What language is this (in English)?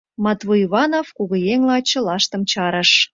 Mari